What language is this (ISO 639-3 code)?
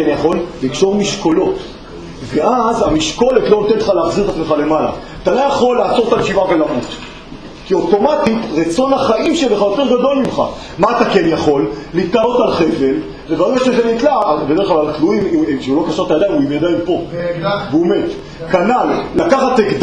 heb